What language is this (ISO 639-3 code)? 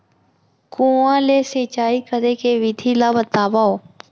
hne